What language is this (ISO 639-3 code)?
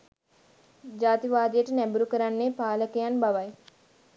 sin